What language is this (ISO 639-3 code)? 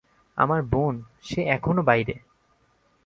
ben